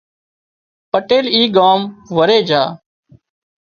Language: Wadiyara Koli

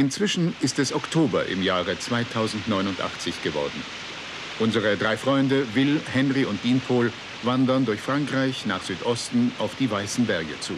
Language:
German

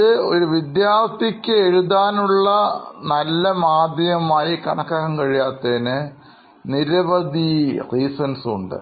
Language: Malayalam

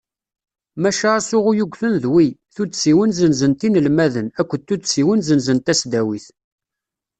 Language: Kabyle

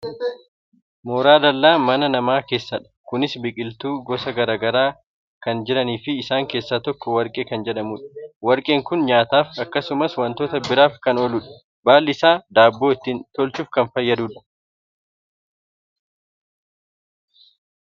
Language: Oromo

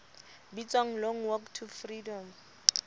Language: Southern Sotho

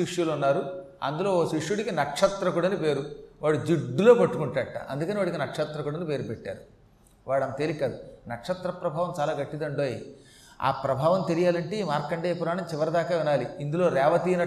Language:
Telugu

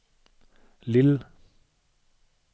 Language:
Danish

